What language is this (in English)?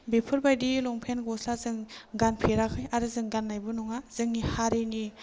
Bodo